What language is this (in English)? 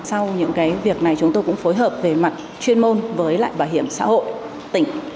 Vietnamese